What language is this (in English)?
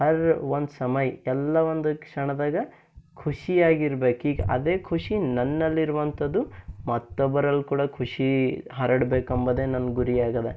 Kannada